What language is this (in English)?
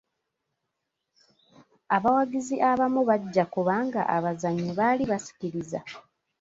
Ganda